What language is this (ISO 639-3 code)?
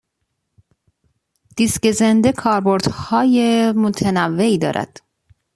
fas